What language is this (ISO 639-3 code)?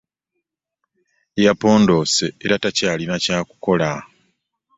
lug